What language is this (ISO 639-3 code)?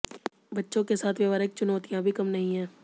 hin